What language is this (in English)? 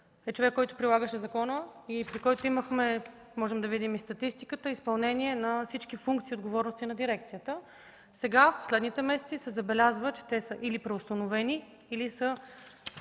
Bulgarian